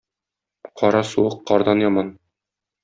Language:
Tatar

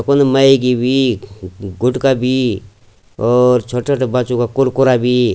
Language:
Garhwali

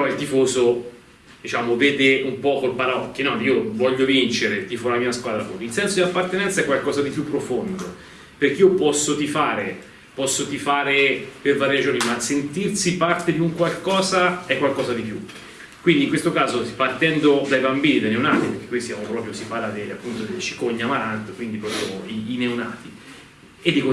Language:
Italian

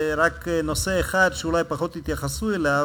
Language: Hebrew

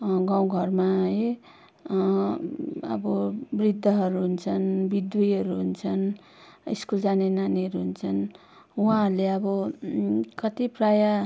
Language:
Nepali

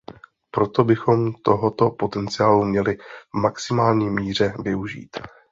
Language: Czech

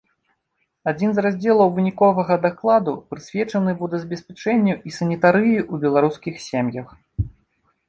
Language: Belarusian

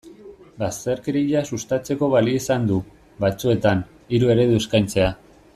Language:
Basque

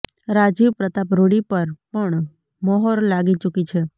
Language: Gujarati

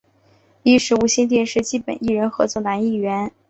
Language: Chinese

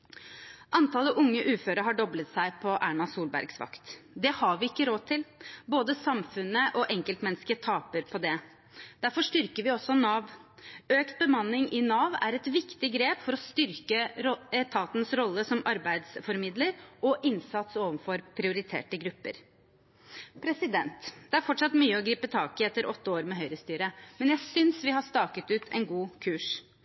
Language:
Norwegian Bokmål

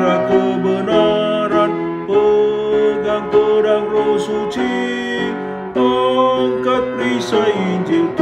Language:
Romanian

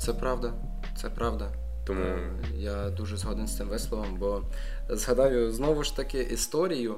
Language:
Ukrainian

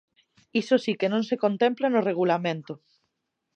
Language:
Galician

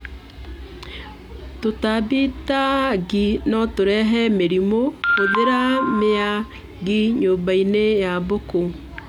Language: Kikuyu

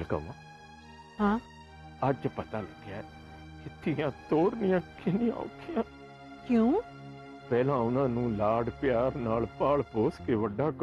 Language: Punjabi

